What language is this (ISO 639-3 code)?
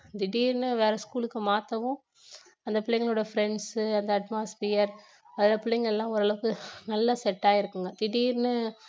tam